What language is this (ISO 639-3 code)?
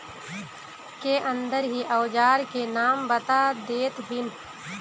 mag